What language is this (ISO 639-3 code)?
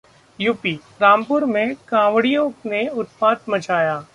hin